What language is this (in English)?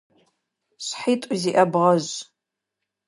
Adyghe